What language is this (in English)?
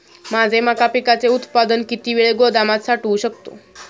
Marathi